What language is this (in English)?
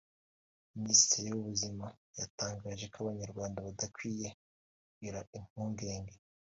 Kinyarwanda